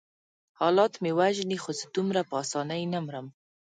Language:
Pashto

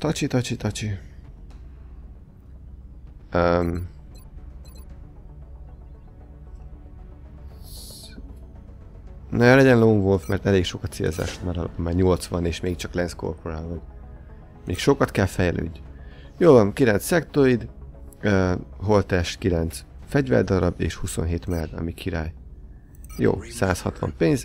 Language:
Hungarian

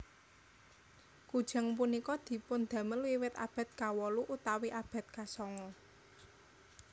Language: Javanese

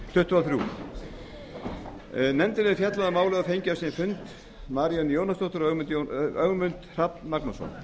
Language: Icelandic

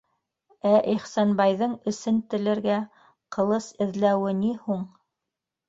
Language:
Bashkir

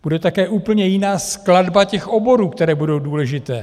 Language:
Czech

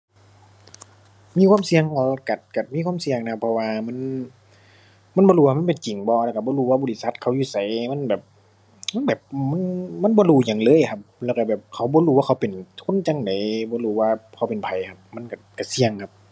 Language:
Thai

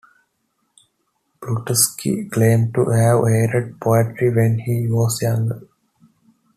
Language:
English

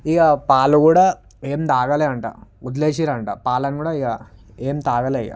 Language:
Telugu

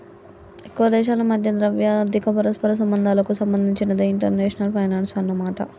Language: Telugu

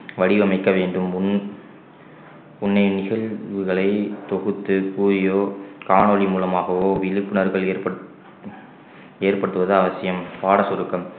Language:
Tamil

